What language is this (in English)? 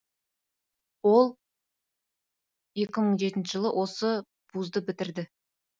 Kazakh